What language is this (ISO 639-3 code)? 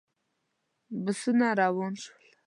pus